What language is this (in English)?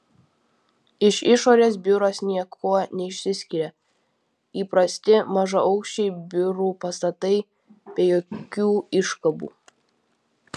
Lithuanian